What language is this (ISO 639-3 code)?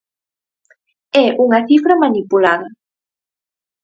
glg